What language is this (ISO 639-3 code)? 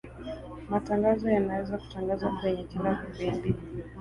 swa